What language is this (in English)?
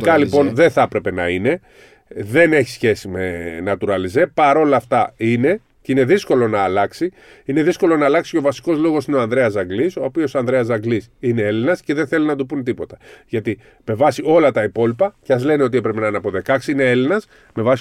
Greek